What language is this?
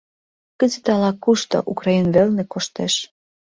Mari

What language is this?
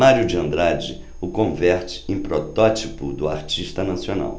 Portuguese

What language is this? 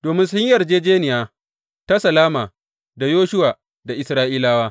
Hausa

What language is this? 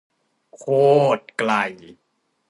Thai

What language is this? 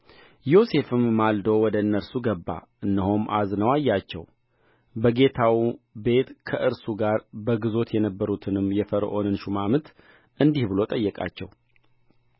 Amharic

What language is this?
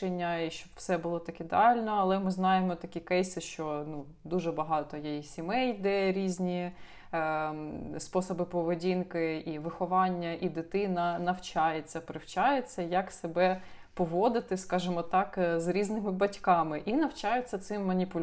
Ukrainian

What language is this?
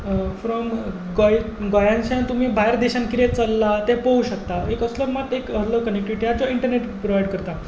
Konkani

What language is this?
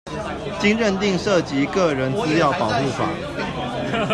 Chinese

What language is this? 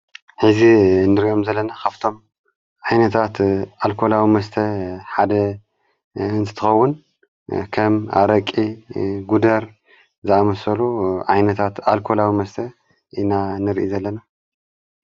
Tigrinya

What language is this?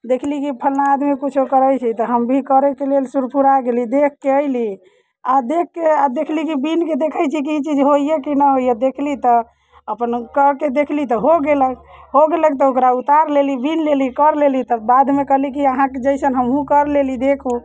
Maithili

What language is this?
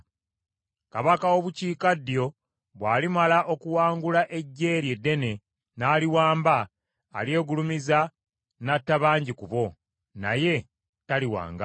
Ganda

